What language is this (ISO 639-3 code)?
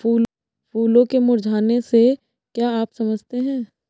hin